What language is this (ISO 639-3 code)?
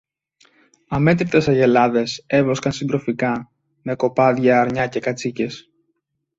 ell